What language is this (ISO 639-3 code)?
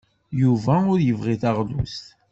kab